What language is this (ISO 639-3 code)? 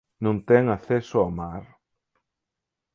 glg